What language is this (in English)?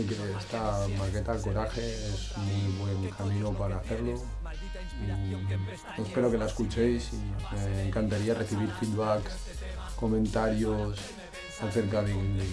Spanish